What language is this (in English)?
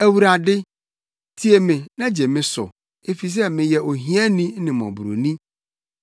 Akan